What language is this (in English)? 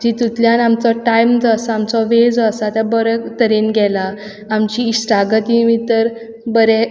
Konkani